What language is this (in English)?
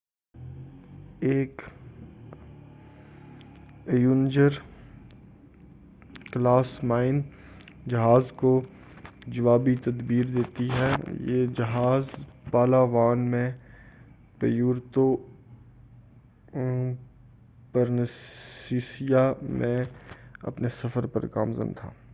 Urdu